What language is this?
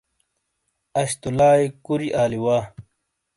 Shina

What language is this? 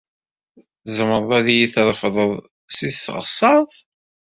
Kabyle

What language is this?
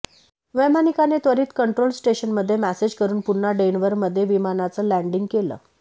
Marathi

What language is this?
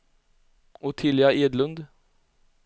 Swedish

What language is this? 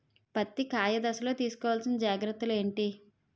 Telugu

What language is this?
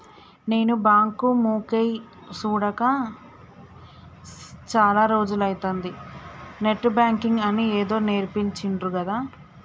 Telugu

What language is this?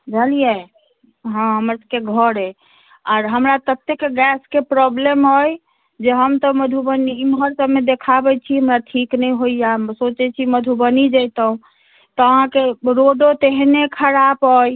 Maithili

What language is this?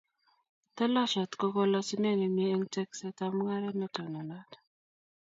Kalenjin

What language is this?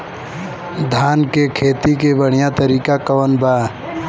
Bhojpuri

